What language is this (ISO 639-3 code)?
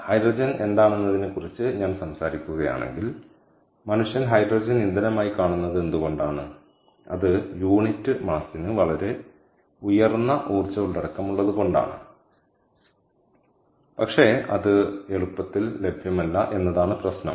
mal